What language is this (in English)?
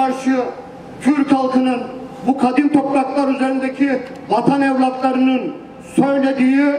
Turkish